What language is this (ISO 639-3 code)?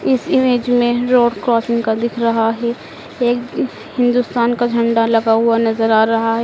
hin